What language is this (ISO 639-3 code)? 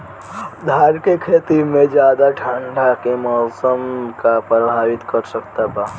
bho